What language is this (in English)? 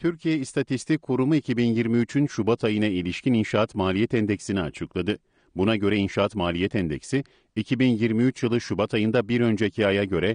Turkish